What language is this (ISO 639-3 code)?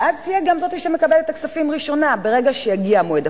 heb